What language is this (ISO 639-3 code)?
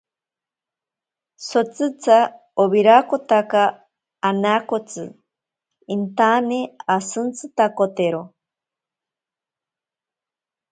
prq